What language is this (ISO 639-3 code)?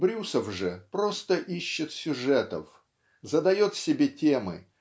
rus